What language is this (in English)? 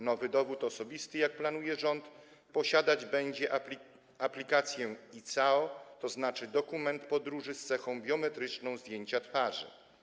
Polish